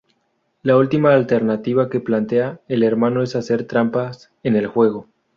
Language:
Spanish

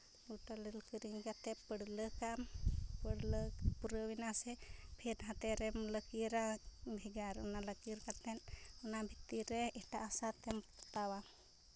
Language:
Santali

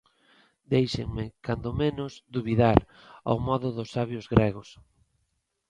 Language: Galician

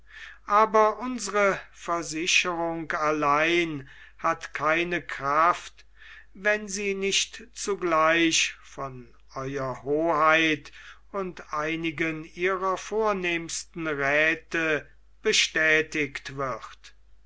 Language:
German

